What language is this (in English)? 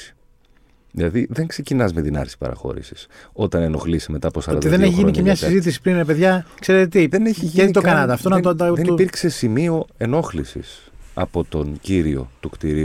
Greek